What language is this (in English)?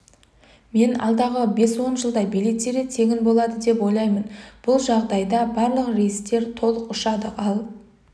Kazakh